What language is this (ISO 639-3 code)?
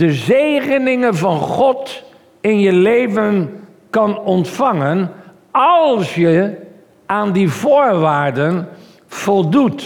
nld